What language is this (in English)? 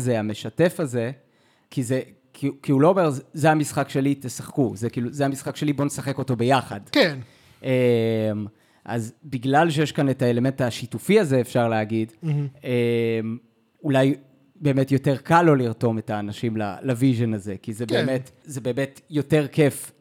Hebrew